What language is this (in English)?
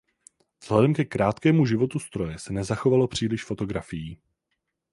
Czech